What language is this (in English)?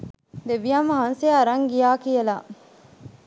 Sinhala